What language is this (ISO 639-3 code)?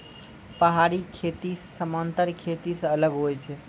mai